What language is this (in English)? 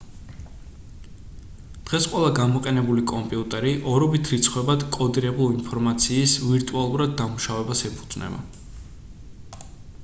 Georgian